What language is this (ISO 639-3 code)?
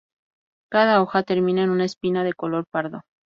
spa